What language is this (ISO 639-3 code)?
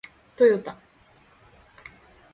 jpn